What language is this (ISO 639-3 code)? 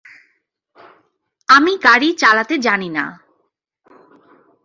ben